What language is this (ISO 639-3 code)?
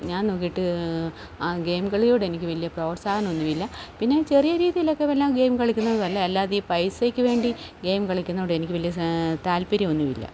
mal